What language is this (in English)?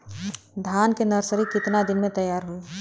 Bhojpuri